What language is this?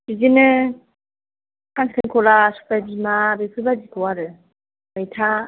Bodo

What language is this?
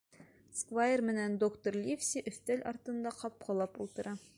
Bashkir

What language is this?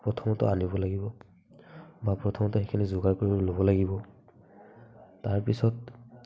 Assamese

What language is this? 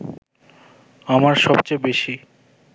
Bangla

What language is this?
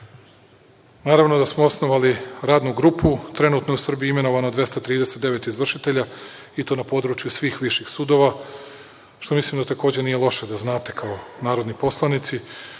Serbian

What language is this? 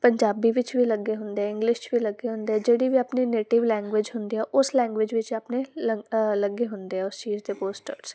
Punjabi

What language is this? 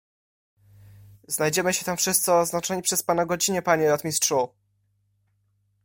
Polish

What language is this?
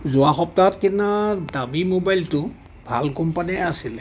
Assamese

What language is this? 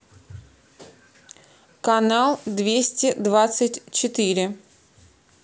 Russian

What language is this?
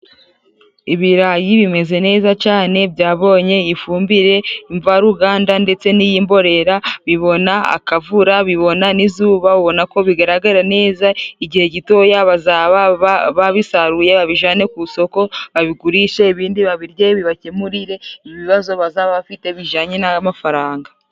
Kinyarwanda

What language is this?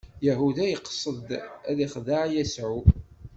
Kabyle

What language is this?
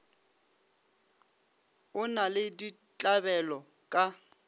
Northern Sotho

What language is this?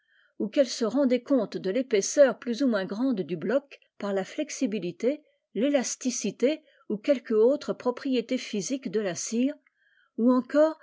French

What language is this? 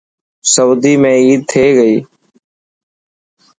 Dhatki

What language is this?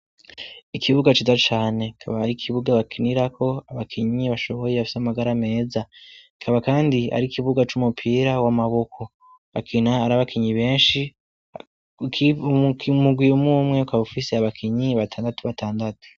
Rundi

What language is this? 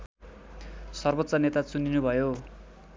Nepali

